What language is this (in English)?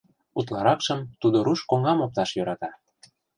Mari